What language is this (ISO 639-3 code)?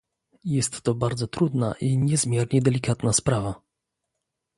pol